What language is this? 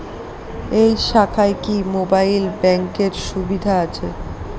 Bangla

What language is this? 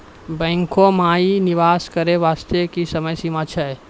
Maithili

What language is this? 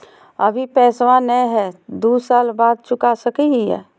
Magahi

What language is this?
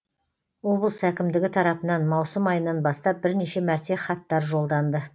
Kazakh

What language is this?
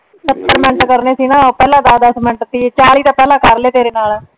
Punjabi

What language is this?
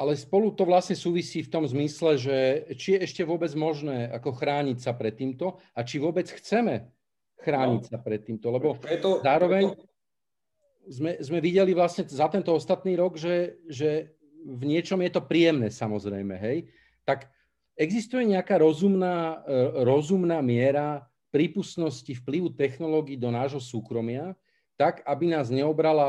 Slovak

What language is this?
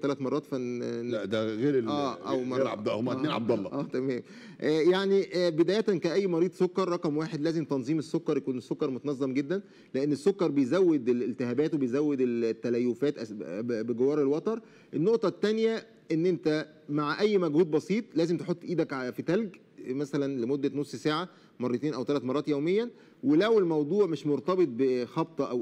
Arabic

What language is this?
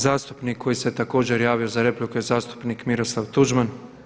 Croatian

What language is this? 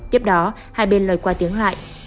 Vietnamese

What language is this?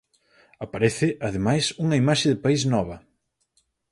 Galician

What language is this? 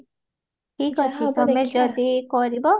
Odia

